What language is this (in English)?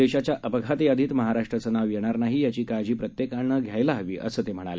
Marathi